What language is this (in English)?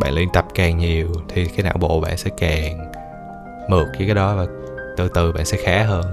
Vietnamese